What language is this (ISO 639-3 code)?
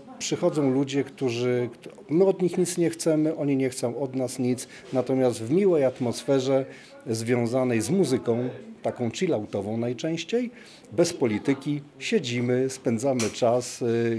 pol